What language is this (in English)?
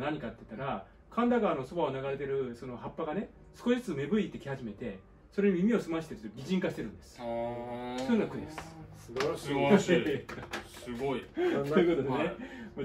Japanese